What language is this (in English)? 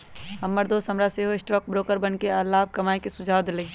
Magahi